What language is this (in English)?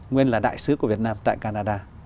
Vietnamese